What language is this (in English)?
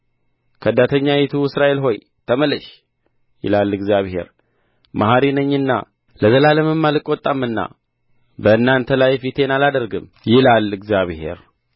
Amharic